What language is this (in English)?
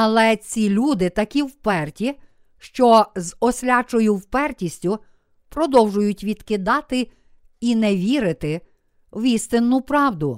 Ukrainian